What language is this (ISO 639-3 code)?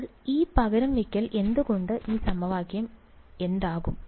mal